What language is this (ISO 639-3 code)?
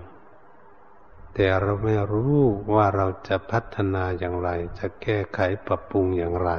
tha